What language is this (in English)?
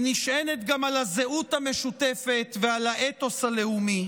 Hebrew